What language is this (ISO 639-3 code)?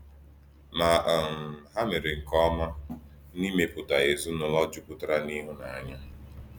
ibo